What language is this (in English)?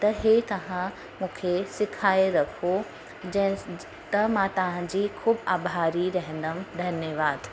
Sindhi